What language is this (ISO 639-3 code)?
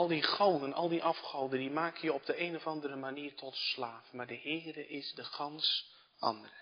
nld